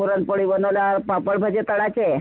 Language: Marathi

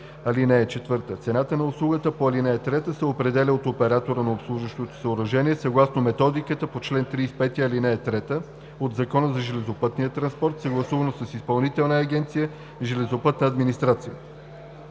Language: Bulgarian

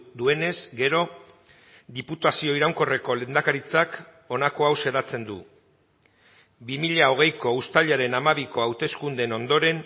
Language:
Basque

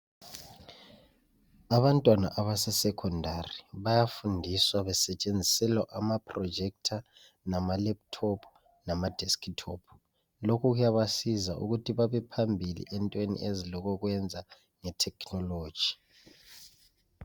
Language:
North Ndebele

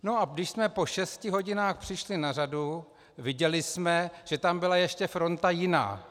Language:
Czech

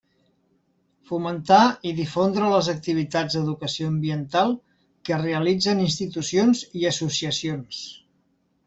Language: Catalan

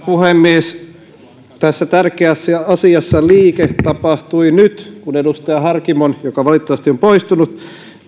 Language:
Finnish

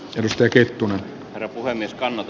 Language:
Finnish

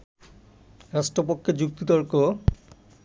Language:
Bangla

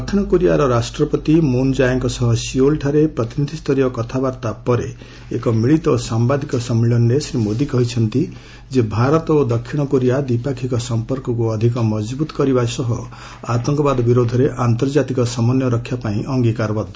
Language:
Odia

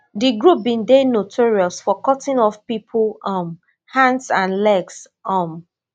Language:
Nigerian Pidgin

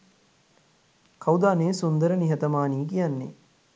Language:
Sinhala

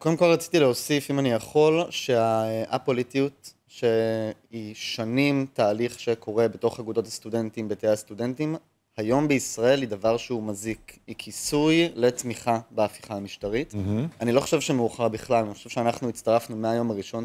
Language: Hebrew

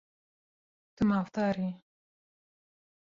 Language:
Kurdish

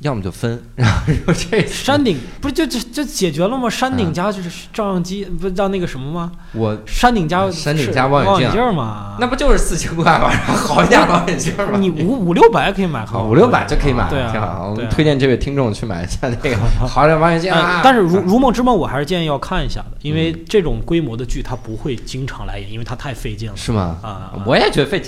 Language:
Chinese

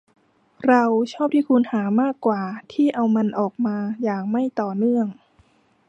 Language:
Thai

